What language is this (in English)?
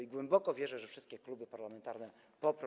Polish